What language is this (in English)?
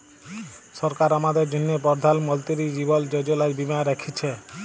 Bangla